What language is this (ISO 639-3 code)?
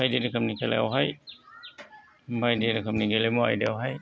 brx